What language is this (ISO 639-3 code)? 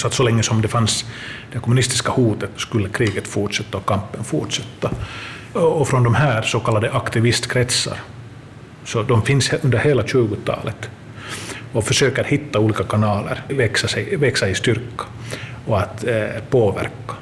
swe